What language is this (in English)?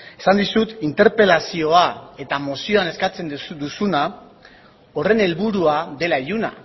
Basque